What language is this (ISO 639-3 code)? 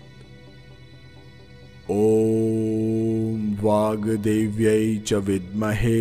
hin